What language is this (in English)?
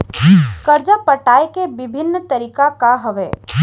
Chhattisgarhi